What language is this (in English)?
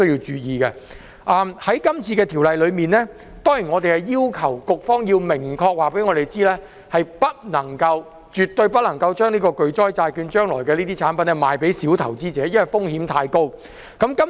Cantonese